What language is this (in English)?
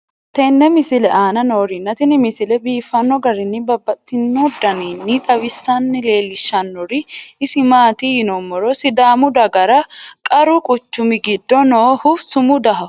Sidamo